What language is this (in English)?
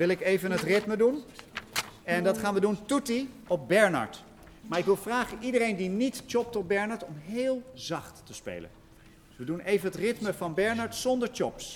Dutch